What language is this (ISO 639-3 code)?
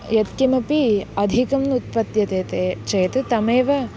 san